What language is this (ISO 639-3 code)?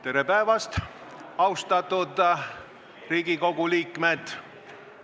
est